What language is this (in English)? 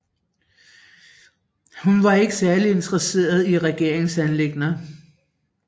Danish